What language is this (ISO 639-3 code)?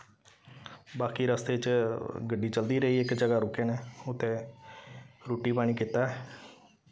doi